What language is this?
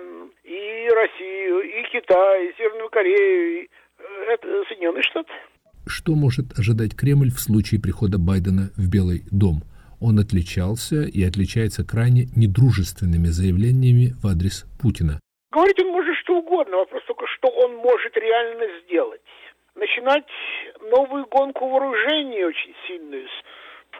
Russian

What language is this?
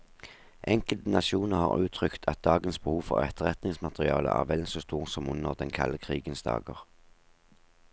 Norwegian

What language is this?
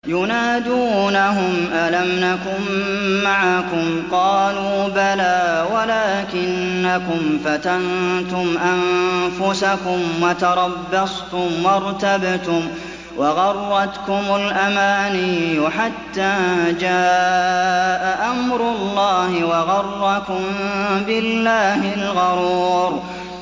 Arabic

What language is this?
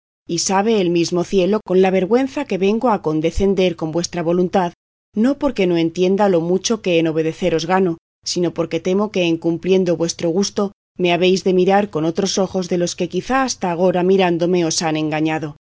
Spanish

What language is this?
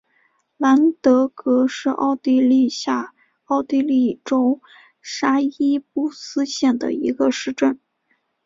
Chinese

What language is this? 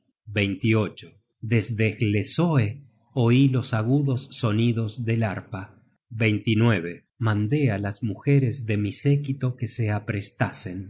Spanish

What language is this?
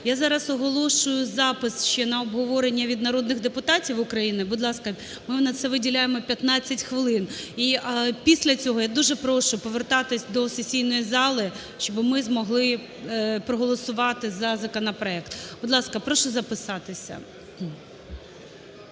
Ukrainian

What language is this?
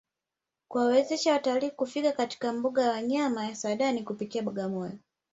Swahili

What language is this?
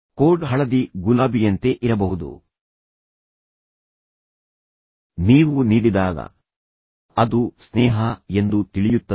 Kannada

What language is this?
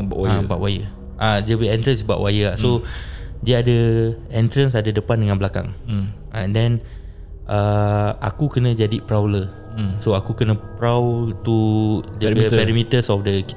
Malay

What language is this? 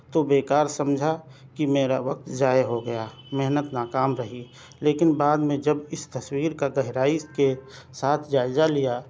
Urdu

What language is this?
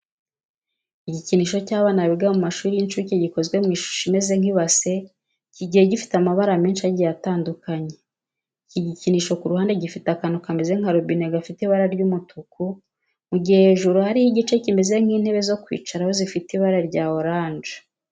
Kinyarwanda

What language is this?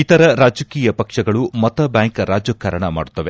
Kannada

